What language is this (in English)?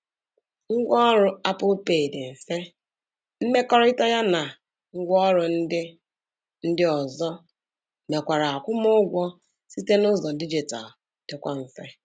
Igbo